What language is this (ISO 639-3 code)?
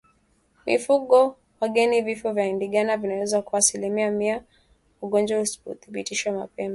swa